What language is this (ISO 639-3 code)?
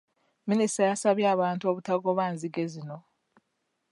lug